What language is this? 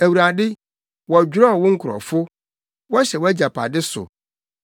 Akan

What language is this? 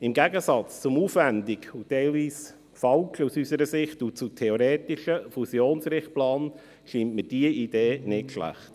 Swiss German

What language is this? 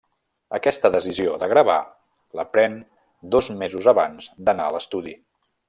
Catalan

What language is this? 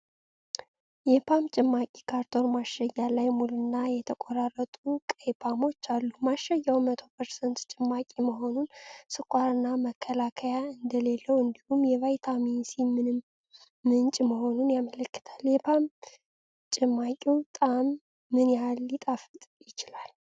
Amharic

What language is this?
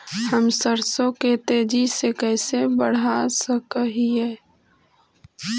Magahi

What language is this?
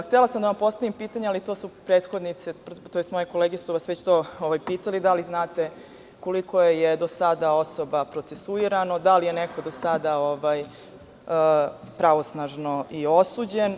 Serbian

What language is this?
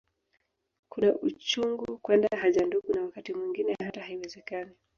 Swahili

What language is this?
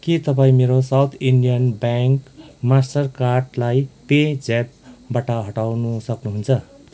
Nepali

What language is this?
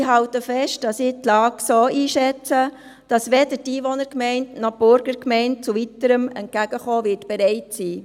Swiss German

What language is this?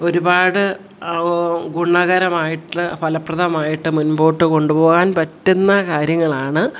Malayalam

